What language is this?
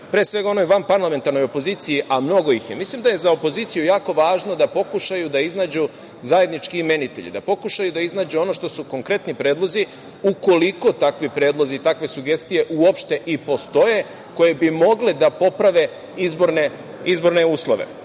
Serbian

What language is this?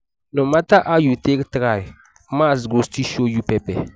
Nigerian Pidgin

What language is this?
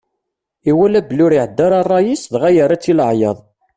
Kabyle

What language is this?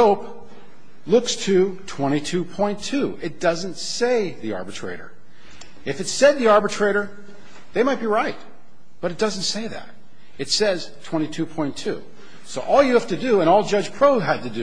English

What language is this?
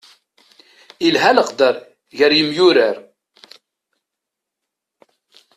Kabyle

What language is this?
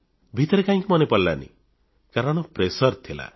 Odia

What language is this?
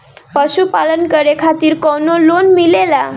Bhojpuri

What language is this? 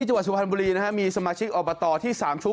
Thai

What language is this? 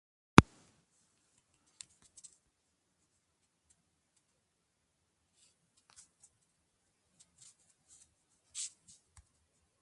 Persian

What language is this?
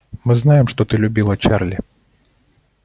Russian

